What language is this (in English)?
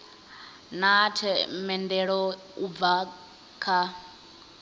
Venda